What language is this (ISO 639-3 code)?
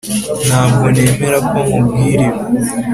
kin